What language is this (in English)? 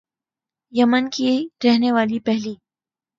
Urdu